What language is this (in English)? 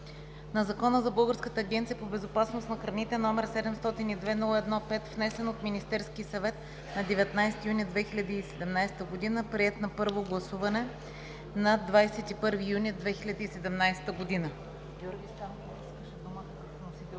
Bulgarian